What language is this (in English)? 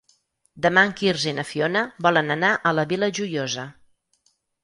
Catalan